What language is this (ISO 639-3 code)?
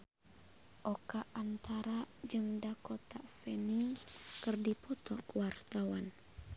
sun